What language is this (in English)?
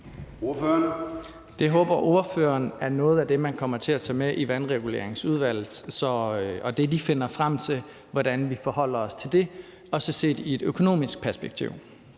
Danish